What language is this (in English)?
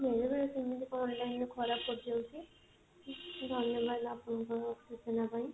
Odia